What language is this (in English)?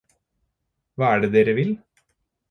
Norwegian Bokmål